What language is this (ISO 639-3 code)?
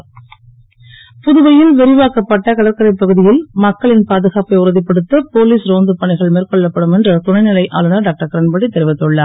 tam